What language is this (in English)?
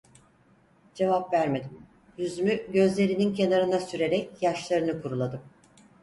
Turkish